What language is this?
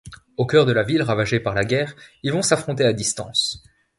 French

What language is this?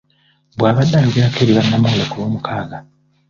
Ganda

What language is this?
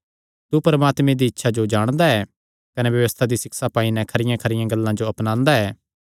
Kangri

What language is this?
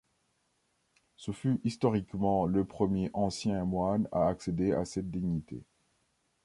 French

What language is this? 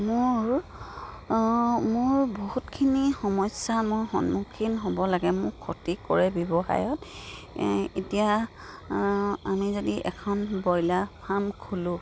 Assamese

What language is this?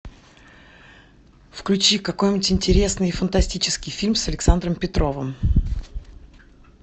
Russian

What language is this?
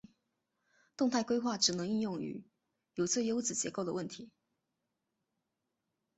Chinese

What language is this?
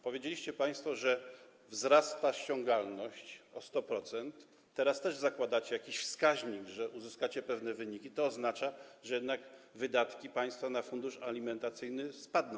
Polish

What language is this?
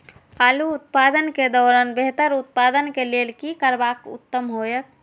Maithili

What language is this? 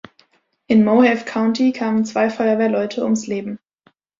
German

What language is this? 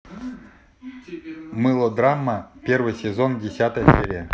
Russian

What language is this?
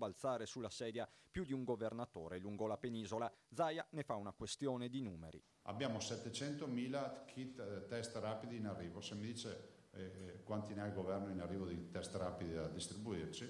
Italian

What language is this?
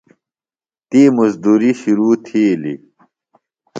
Phalura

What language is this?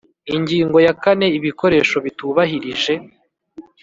Kinyarwanda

